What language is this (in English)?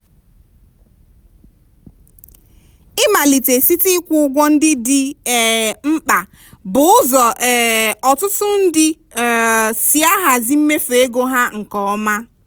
Igbo